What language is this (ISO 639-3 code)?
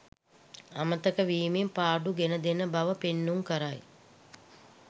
sin